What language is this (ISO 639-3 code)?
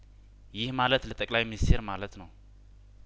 amh